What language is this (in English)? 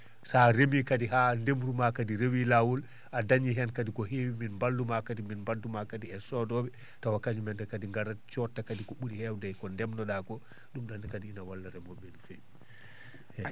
Fula